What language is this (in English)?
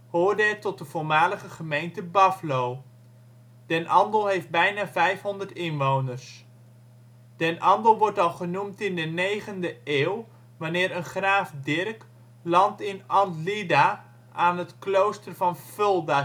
Dutch